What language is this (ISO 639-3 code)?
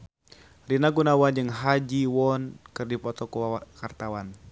sun